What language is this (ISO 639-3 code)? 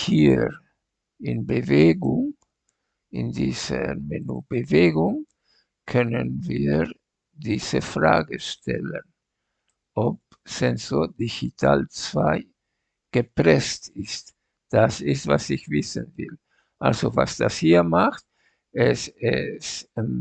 deu